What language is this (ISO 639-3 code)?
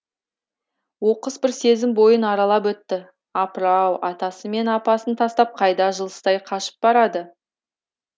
kaz